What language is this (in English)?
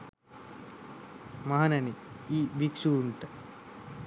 Sinhala